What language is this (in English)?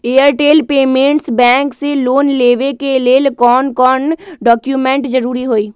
Magahi